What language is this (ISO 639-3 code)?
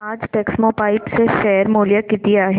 mar